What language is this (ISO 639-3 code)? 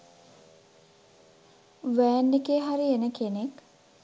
sin